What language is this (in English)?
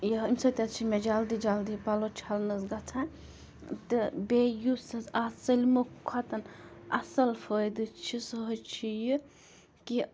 Kashmiri